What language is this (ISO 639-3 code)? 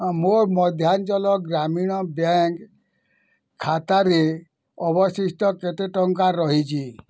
ori